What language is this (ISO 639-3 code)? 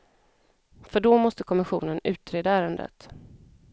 swe